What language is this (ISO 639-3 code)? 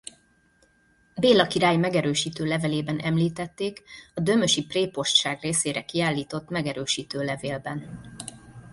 hun